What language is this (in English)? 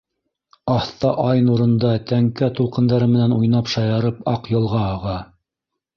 Bashkir